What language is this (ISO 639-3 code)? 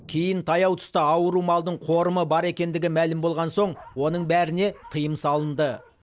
kaz